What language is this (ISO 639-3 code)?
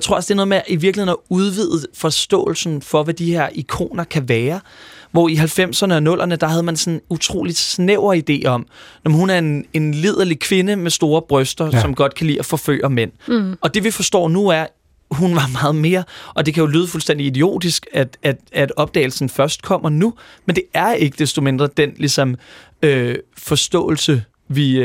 dan